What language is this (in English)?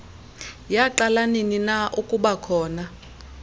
Xhosa